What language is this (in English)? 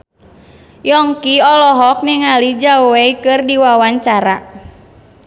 Sundanese